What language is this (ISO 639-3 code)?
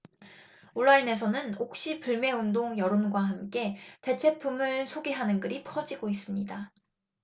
kor